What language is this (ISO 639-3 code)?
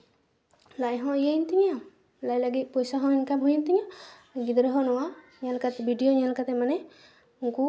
sat